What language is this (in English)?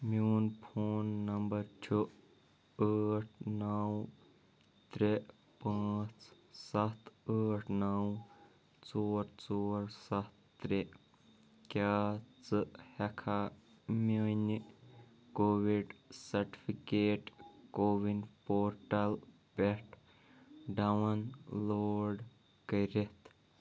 Kashmiri